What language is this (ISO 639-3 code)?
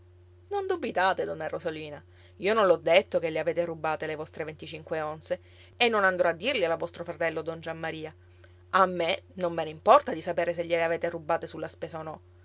ita